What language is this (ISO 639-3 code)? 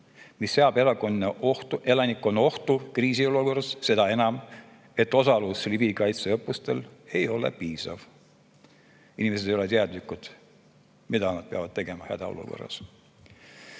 est